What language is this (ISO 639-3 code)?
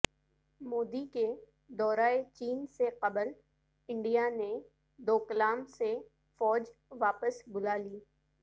urd